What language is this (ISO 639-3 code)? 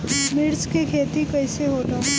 bho